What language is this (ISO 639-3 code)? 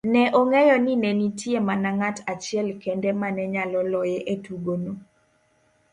luo